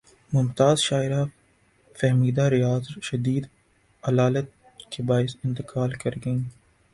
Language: Urdu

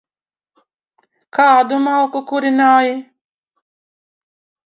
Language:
Latvian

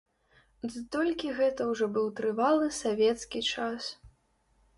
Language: Belarusian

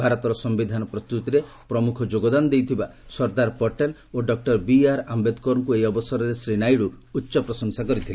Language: Odia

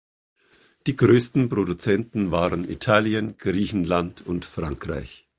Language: German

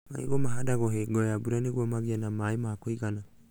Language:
Kikuyu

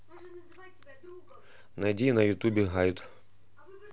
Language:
Russian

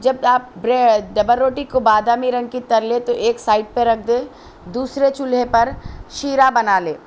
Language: Urdu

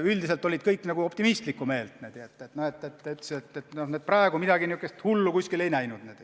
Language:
Estonian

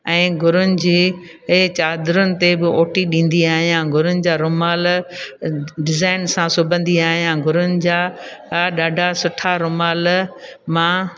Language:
Sindhi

